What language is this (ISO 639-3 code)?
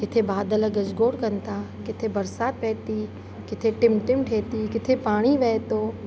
snd